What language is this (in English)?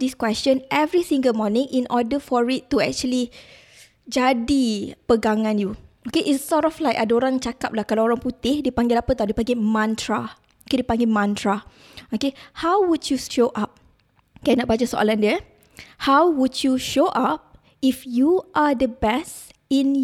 Malay